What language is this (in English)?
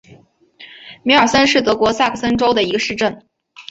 Chinese